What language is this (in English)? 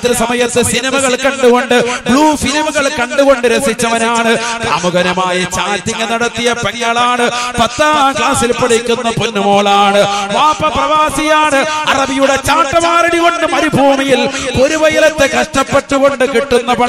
Malayalam